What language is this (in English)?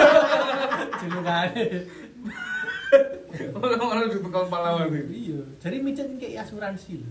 Indonesian